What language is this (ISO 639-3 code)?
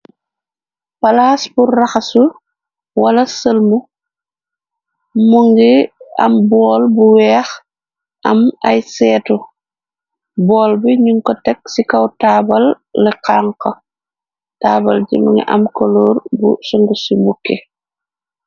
wol